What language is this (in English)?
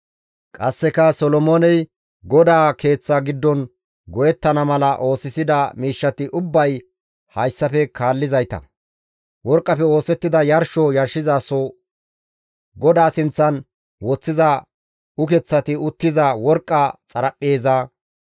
Gamo